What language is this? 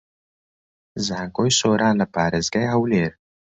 Central Kurdish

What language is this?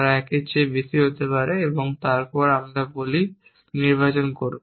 Bangla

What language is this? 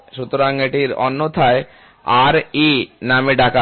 Bangla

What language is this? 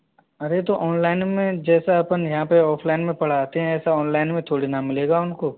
Hindi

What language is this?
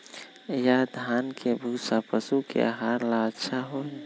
Magahi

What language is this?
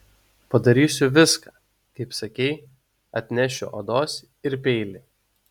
Lithuanian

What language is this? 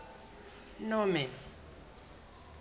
Southern Sotho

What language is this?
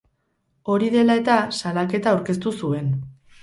Basque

